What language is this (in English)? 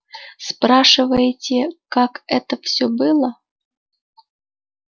Russian